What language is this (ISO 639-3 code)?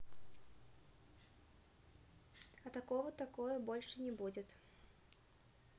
rus